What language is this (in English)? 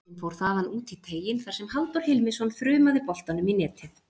Icelandic